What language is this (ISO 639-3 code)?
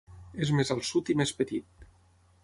cat